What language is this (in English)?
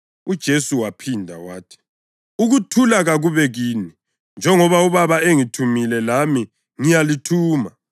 North Ndebele